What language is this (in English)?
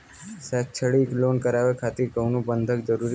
Bhojpuri